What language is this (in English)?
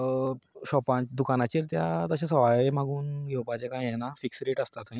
Konkani